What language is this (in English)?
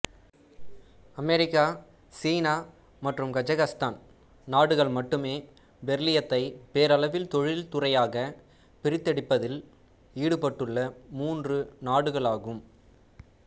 Tamil